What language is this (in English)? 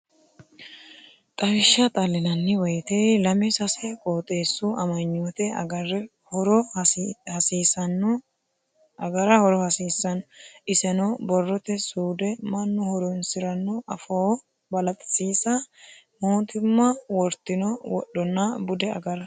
Sidamo